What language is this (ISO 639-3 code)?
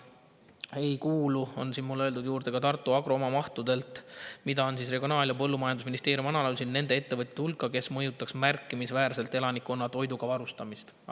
est